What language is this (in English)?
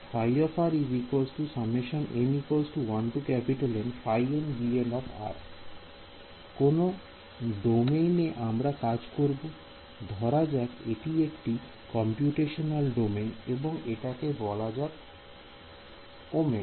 Bangla